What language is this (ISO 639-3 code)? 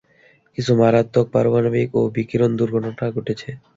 ben